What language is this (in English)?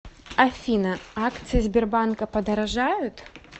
Russian